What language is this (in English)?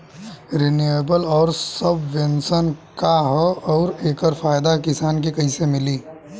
Bhojpuri